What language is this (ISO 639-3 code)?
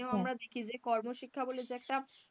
ben